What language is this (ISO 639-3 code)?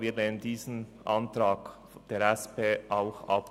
gsw